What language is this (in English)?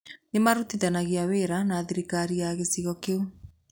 Kikuyu